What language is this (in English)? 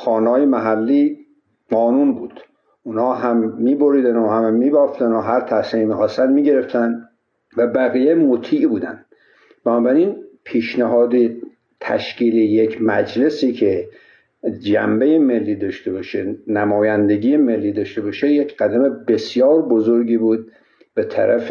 Persian